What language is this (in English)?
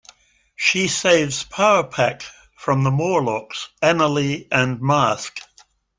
English